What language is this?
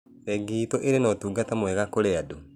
Kikuyu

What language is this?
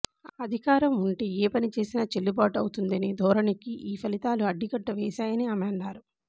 Telugu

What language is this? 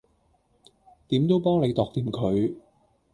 Cantonese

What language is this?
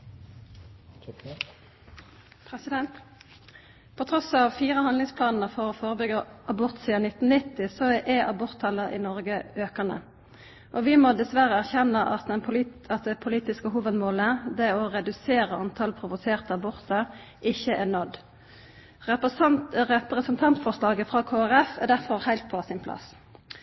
Norwegian Nynorsk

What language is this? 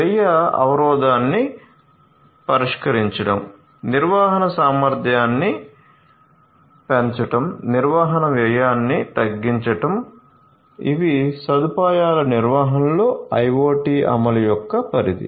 Telugu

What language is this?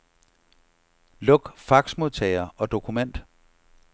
Danish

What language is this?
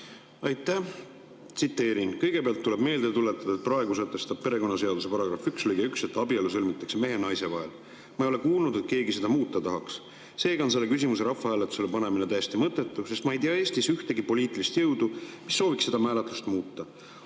Estonian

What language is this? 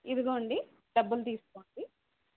Telugu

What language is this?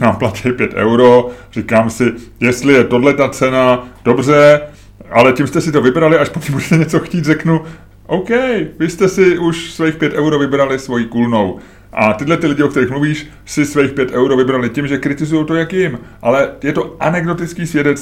Czech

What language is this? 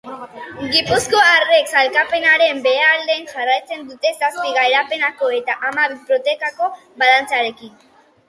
Basque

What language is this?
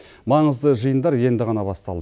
Kazakh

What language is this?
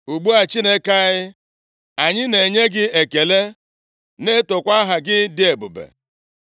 Igbo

